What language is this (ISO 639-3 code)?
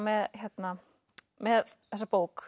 isl